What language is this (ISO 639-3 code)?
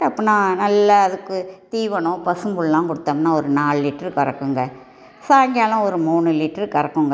tam